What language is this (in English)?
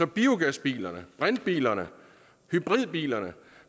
Danish